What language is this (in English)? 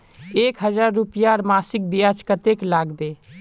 Magahi